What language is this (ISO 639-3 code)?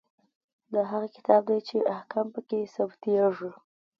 pus